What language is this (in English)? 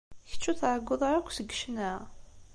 Kabyle